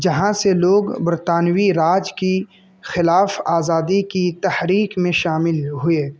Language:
Urdu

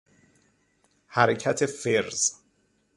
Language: Persian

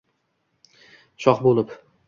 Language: Uzbek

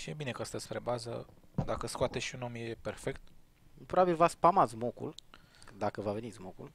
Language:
Romanian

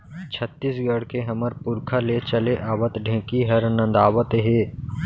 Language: Chhattisgarhi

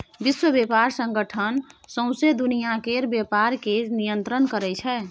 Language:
Maithili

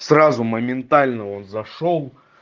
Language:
Russian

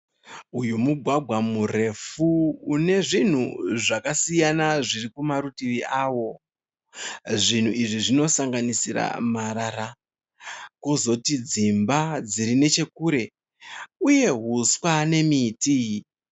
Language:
Shona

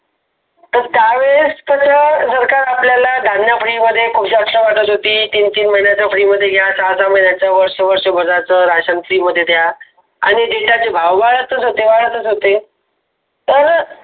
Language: Marathi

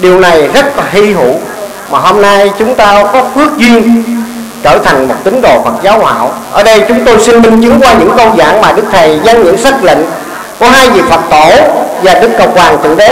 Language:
Vietnamese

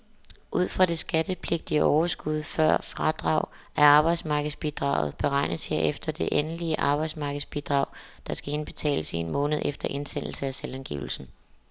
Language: Danish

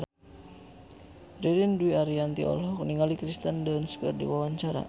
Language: Sundanese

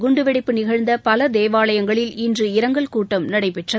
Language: Tamil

